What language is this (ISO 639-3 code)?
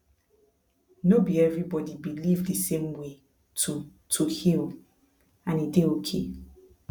pcm